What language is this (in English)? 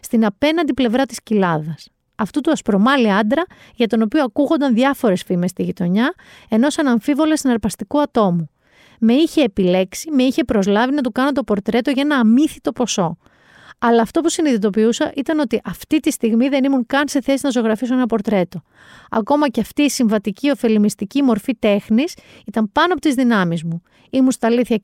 Greek